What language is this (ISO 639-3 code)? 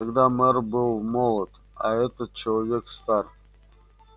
rus